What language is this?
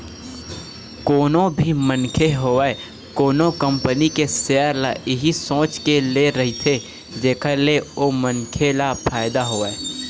Chhattisgarhi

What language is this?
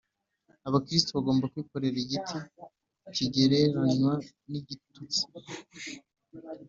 Kinyarwanda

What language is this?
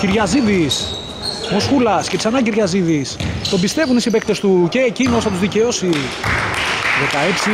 Greek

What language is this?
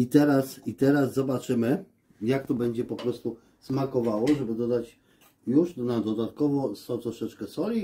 Polish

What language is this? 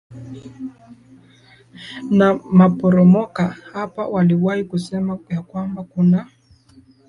Swahili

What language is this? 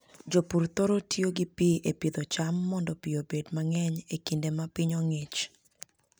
Luo (Kenya and Tanzania)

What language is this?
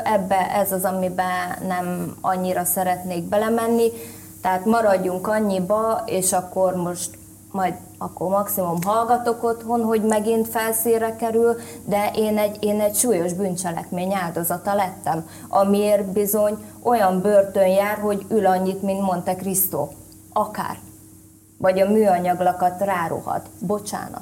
Hungarian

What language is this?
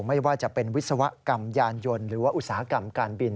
Thai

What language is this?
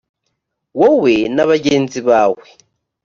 Kinyarwanda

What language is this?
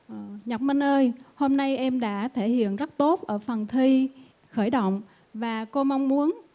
Vietnamese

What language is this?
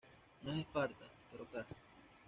Spanish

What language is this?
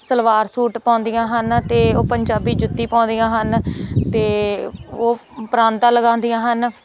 Punjabi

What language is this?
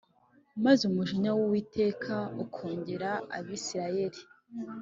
Kinyarwanda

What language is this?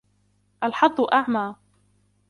Arabic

